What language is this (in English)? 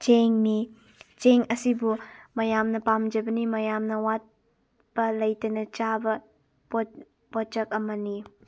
Manipuri